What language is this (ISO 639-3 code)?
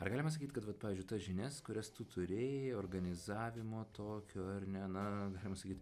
lit